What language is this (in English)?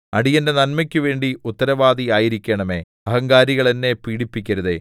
Malayalam